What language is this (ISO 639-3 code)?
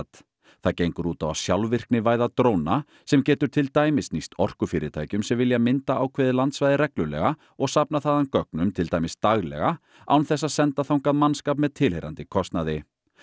isl